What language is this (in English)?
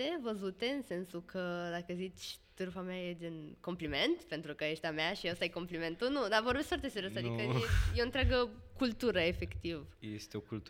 Romanian